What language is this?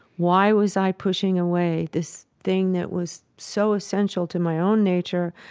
English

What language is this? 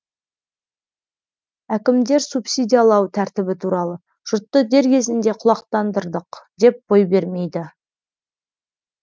Kazakh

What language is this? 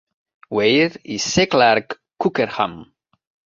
Catalan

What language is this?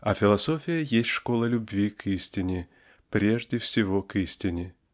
Russian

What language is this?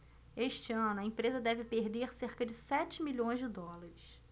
Portuguese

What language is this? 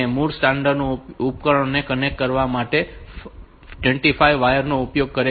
Gujarati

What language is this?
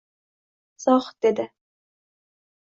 Uzbek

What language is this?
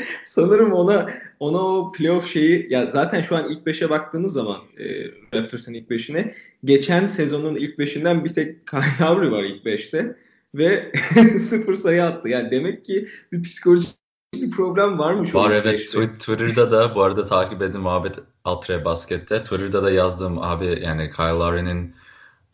Turkish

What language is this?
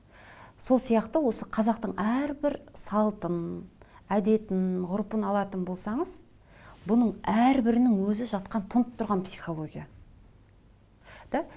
Kazakh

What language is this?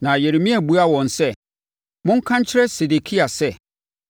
Akan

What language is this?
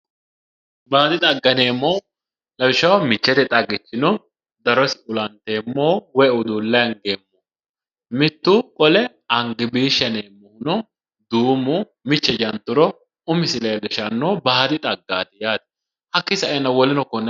Sidamo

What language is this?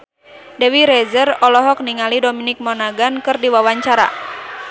Sundanese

